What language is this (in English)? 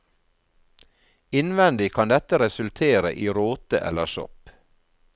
Norwegian